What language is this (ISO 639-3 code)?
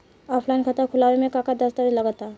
bho